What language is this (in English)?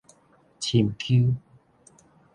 Min Nan Chinese